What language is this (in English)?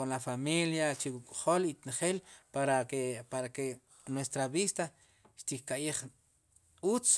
Sipacapense